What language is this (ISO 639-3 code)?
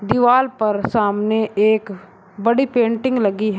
hin